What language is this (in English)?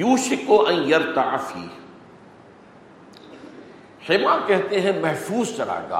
Urdu